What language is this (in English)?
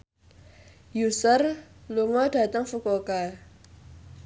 Javanese